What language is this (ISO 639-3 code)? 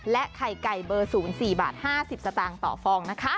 tha